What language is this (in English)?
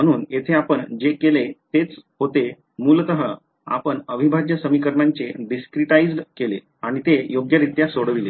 Marathi